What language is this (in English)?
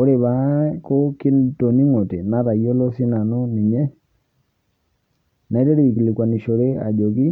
Masai